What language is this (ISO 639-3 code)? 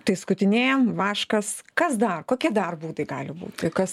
lit